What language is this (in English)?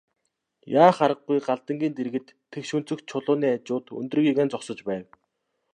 Mongolian